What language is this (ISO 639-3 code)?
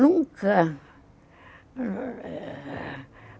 por